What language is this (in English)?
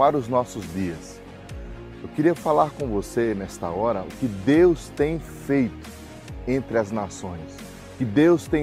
Portuguese